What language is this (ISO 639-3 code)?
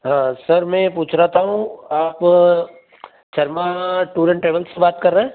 hin